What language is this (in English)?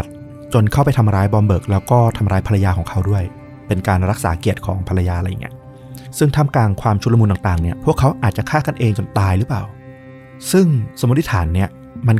Thai